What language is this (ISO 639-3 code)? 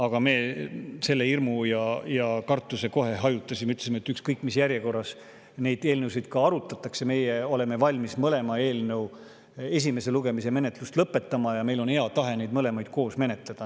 est